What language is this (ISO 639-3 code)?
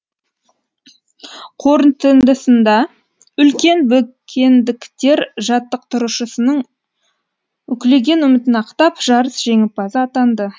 kaz